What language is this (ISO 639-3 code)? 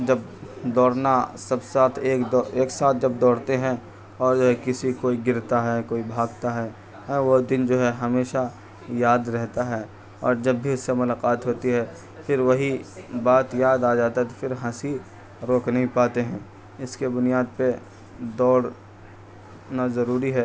urd